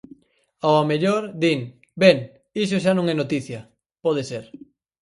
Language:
Galician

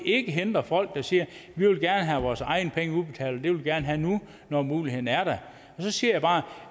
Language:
Danish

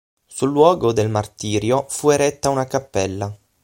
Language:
Italian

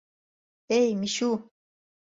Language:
Mari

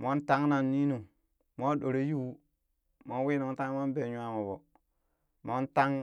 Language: Burak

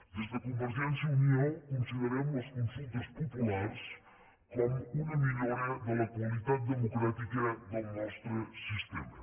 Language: Catalan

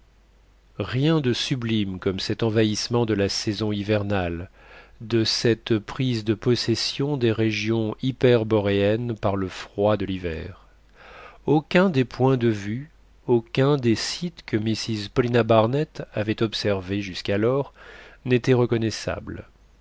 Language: French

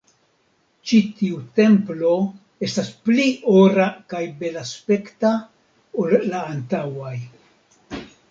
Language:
Esperanto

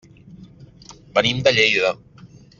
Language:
Catalan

